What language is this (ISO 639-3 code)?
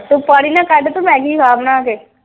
pan